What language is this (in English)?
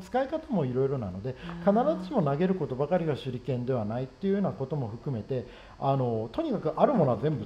Japanese